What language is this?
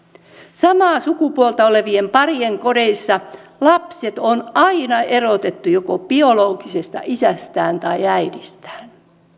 Finnish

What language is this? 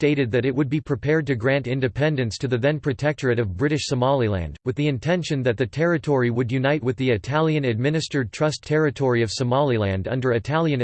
English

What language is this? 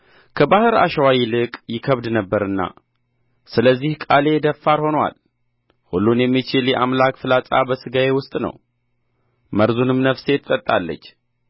Amharic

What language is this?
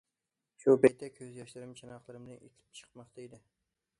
Uyghur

